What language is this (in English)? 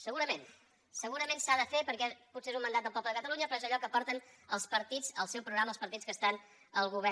Catalan